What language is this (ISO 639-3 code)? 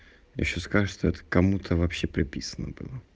rus